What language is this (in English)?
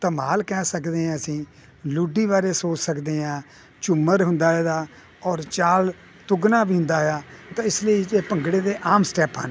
Punjabi